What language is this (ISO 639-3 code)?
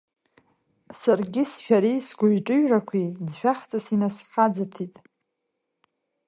abk